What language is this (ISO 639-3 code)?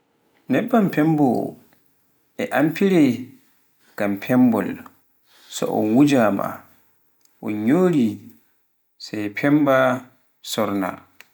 fuf